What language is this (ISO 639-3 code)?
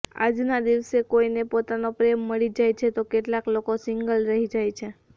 guj